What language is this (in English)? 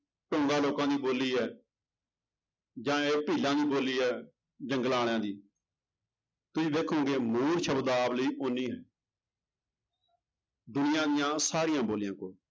Punjabi